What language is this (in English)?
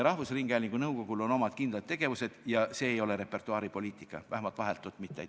Estonian